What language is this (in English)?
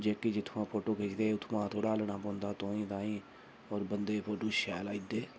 Dogri